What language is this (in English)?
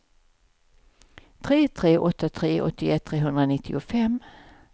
Swedish